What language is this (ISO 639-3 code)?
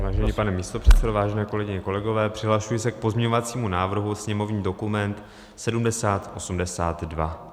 ces